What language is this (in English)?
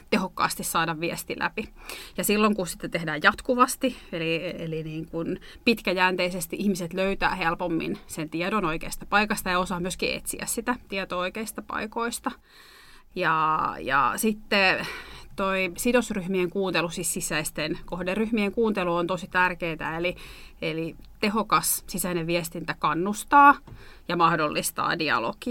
Finnish